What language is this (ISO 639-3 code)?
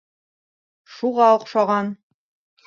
bak